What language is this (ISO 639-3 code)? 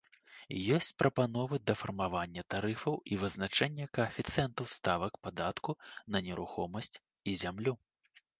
bel